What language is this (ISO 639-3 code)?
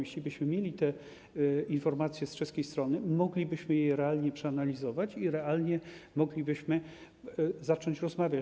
pol